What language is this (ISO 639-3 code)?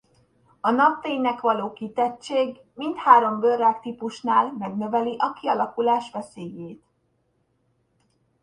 hun